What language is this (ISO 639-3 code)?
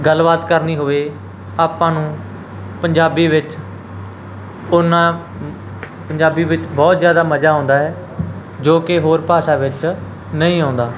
pan